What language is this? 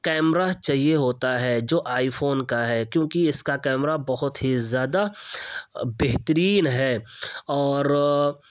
Urdu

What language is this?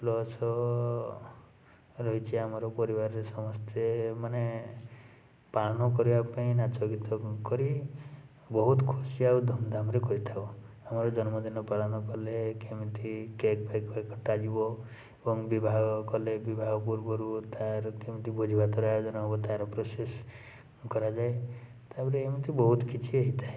Odia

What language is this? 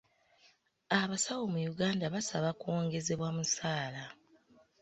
Ganda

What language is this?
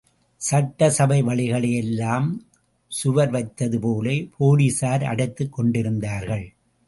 Tamil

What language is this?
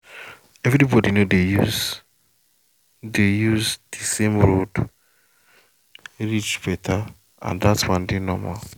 Nigerian Pidgin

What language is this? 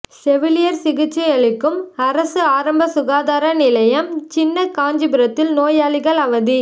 Tamil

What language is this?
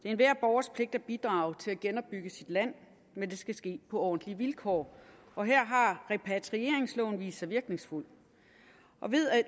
Danish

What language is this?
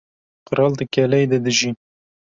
Kurdish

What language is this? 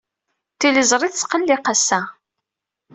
Kabyle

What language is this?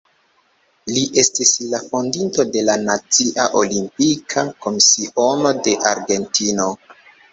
Esperanto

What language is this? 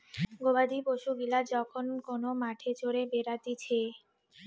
Bangla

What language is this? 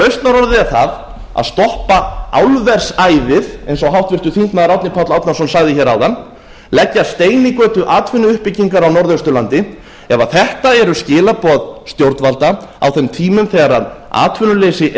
Icelandic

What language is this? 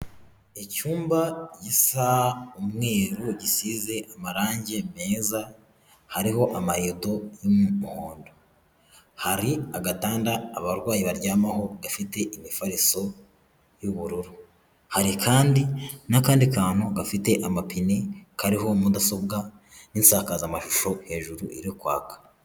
Kinyarwanda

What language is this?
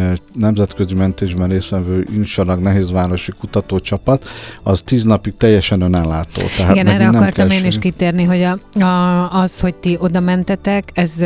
Hungarian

